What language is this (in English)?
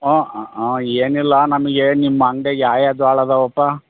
Kannada